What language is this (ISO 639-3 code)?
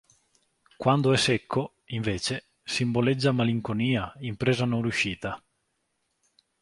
ita